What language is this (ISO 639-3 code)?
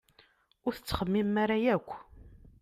kab